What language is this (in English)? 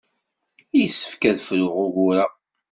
Kabyle